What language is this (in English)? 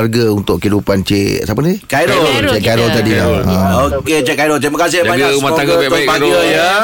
Malay